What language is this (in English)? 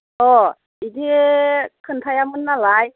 Bodo